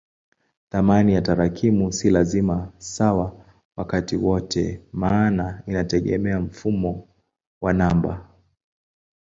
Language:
Swahili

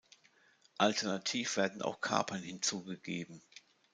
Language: German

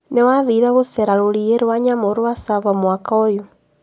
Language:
Kikuyu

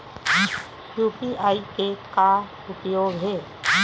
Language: Chhattisgarhi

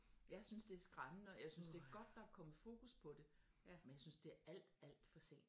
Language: Danish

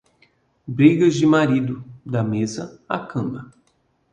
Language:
Portuguese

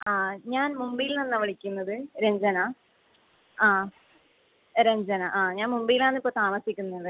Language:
Malayalam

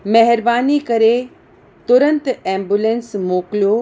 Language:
Sindhi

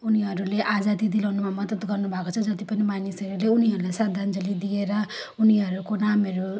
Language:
Nepali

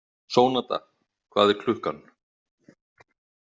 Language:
Icelandic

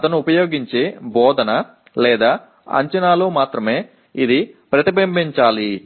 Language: Telugu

